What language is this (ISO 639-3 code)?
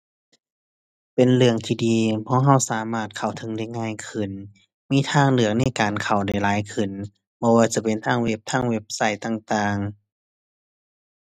tha